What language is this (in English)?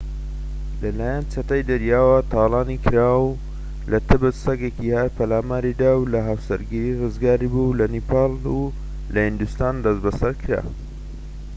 Central Kurdish